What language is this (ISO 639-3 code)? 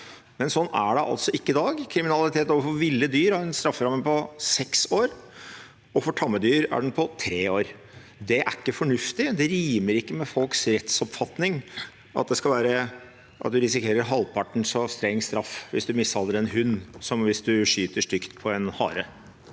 nor